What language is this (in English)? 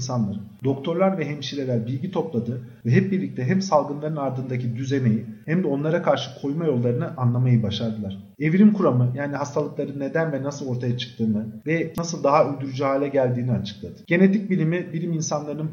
Turkish